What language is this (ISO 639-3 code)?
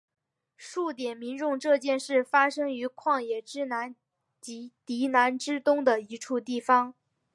zho